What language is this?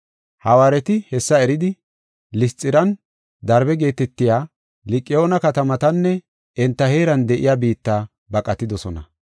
Gofa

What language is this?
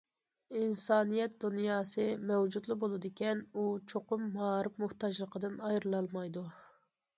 Uyghur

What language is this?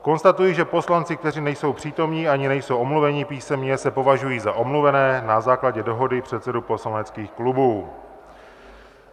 Czech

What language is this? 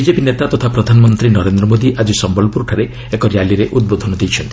Odia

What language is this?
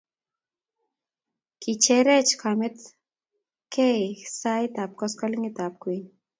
Kalenjin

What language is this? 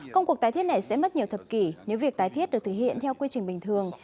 Vietnamese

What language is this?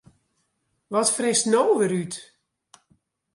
Western Frisian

